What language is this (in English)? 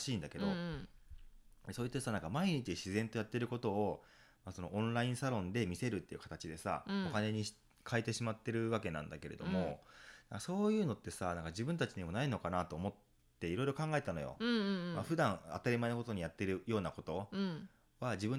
Japanese